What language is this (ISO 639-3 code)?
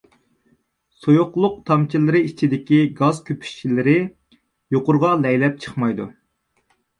uig